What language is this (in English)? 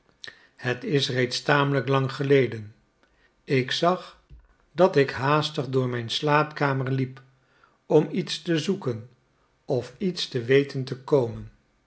Dutch